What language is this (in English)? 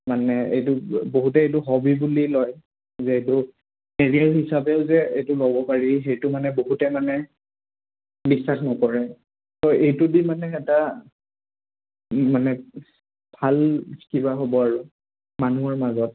Assamese